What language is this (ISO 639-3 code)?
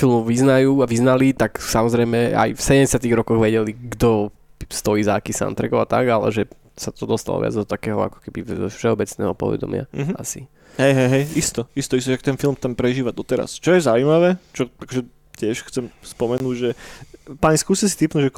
slk